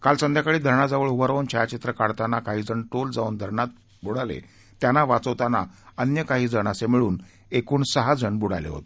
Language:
Marathi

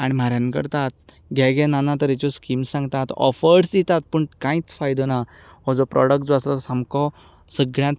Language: Konkani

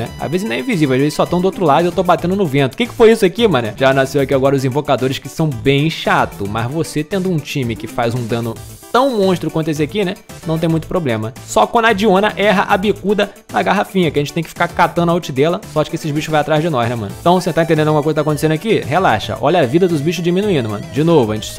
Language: Portuguese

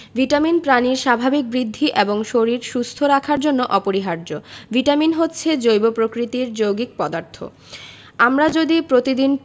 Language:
Bangla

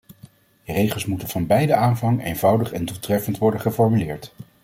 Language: Dutch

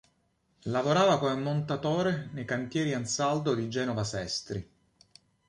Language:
Italian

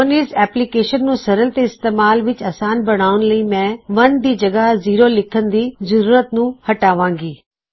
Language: Punjabi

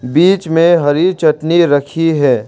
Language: Hindi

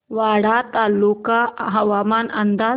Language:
Marathi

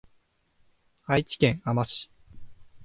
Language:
Japanese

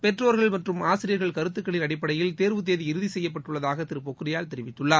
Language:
Tamil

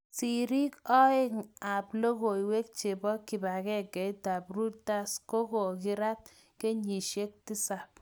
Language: Kalenjin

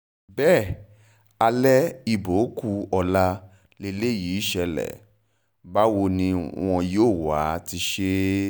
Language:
Yoruba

